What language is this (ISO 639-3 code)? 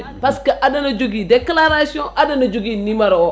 ful